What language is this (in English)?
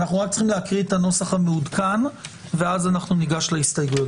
Hebrew